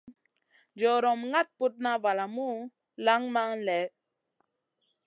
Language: Masana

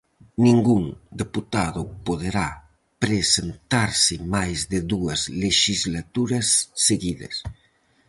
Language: Galician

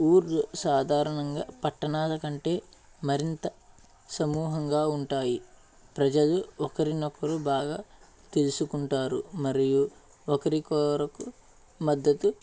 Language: Telugu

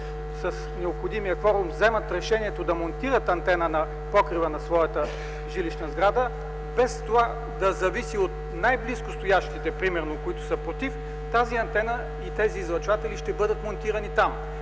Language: Bulgarian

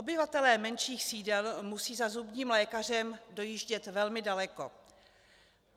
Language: Czech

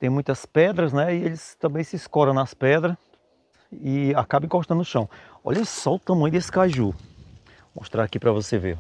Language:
Portuguese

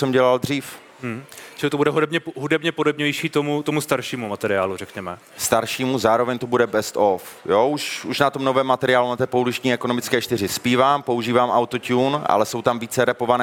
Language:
Czech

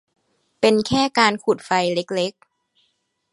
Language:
Thai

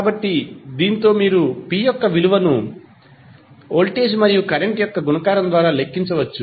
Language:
Telugu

